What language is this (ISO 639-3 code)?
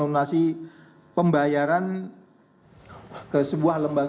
ind